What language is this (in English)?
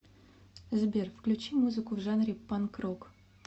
Russian